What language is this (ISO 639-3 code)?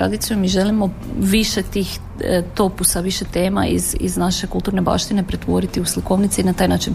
hrv